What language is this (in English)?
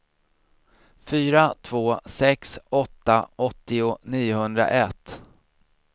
Swedish